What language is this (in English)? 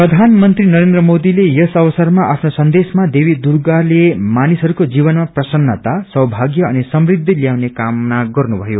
Nepali